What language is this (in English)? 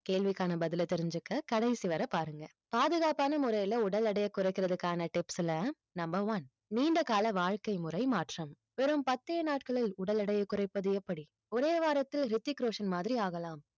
Tamil